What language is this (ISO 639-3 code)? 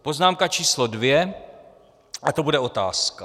ces